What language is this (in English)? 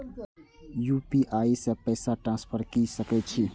Maithili